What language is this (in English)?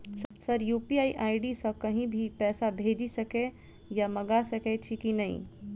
Maithili